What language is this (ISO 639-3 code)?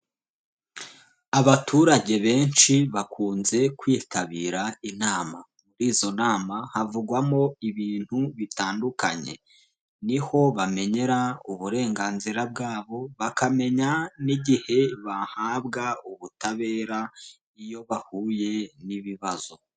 kin